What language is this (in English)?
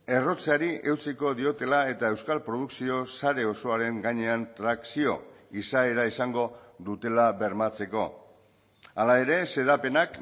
Basque